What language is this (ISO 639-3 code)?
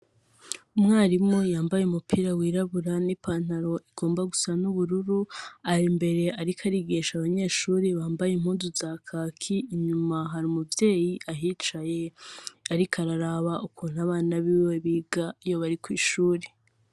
run